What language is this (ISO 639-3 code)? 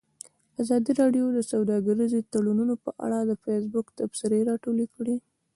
pus